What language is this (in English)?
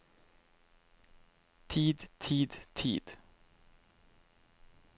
Norwegian